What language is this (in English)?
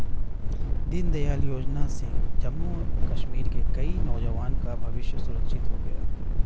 Hindi